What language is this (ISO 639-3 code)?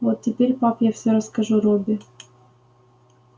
rus